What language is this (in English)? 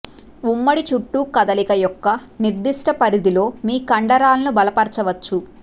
Telugu